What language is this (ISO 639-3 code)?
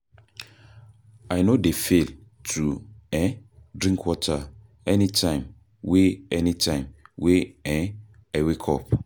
pcm